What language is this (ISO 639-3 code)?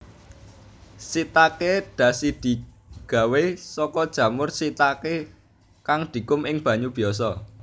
jav